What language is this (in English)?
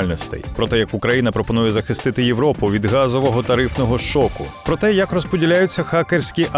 Ukrainian